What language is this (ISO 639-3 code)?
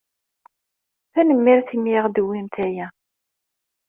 kab